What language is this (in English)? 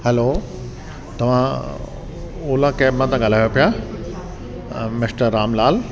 Sindhi